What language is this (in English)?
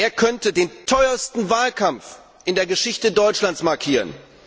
German